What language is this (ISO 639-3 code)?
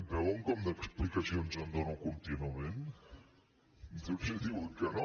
cat